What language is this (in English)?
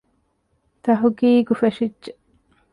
Divehi